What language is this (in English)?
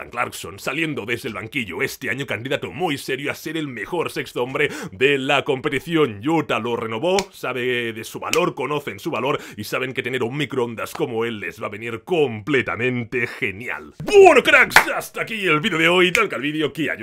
Spanish